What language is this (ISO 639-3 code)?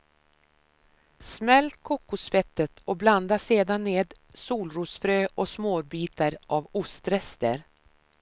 swe